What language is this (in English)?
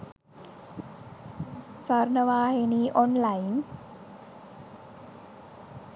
Sinhala